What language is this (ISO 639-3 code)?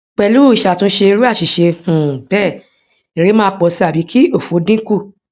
yor